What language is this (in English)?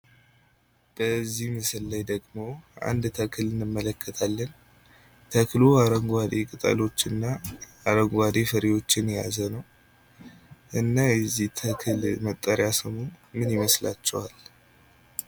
Amharic